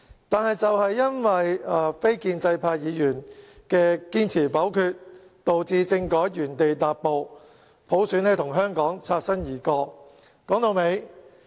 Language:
Cantonese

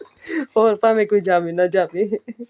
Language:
Punjabi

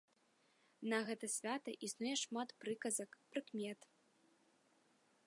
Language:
Belarusian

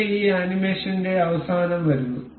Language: Malayalam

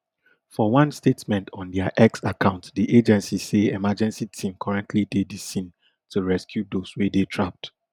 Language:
Nigerian Pidgin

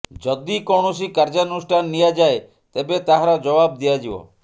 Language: Odia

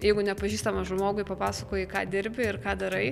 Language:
Lithuanian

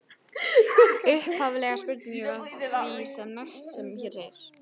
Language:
Icelandic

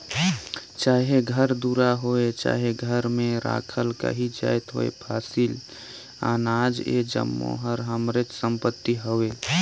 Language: Chhattisgarhi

